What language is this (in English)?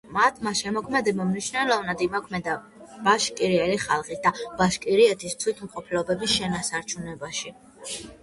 Georgian